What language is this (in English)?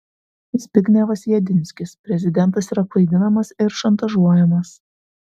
Lithuanian